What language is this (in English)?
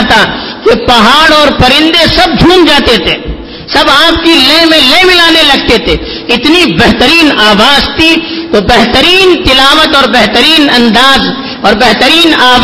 Urdu